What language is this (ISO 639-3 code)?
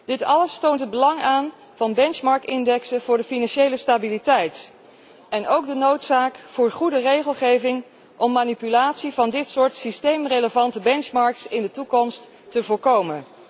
nld